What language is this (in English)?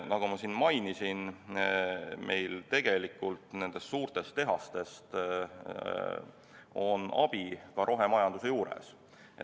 Estonian